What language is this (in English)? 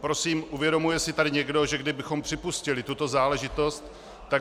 Czech